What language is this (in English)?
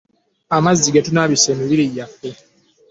Ganda